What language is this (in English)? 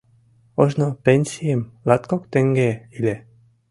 Mari